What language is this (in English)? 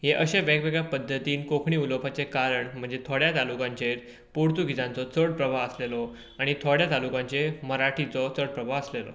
Konkani